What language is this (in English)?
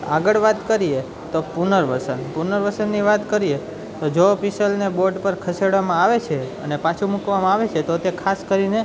Gujarati